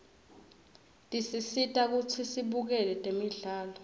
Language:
Swati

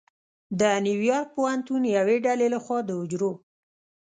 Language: Pashto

